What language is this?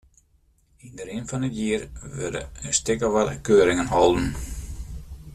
Western Frisian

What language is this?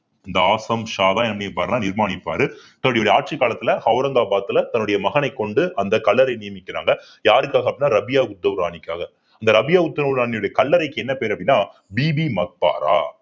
Tamil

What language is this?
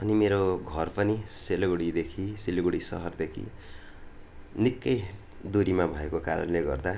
Nepali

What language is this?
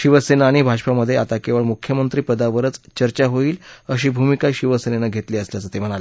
Marathi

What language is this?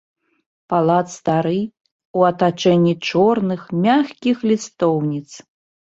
Belarusian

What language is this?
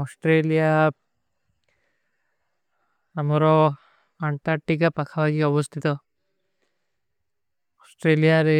Kui (India)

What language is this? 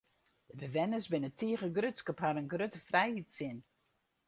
Western Frisian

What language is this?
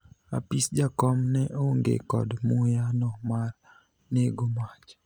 Luo (Kenya and Tanzania)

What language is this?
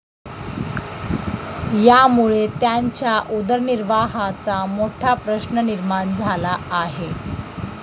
Marathi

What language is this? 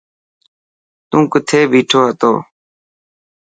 Dhatki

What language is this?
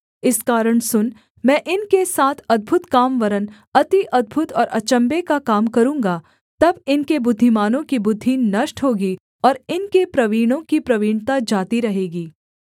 Hindi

